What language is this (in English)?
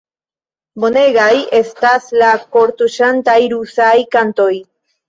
Esperanto